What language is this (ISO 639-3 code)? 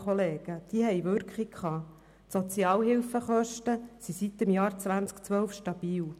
gsw